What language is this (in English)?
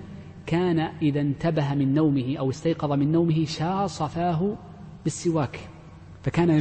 Arabic